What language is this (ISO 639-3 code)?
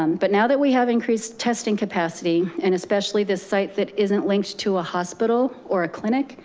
eng